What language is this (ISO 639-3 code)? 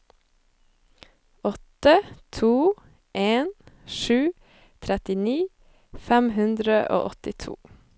nor